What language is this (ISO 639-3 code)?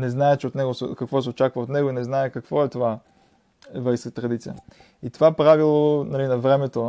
bul